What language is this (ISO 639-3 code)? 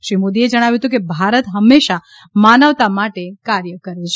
guj